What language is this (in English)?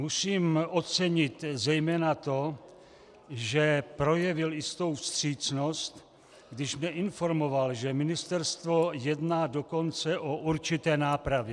Czech